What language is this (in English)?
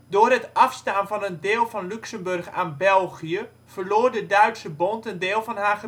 Dutch